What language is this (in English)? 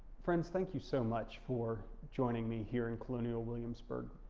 English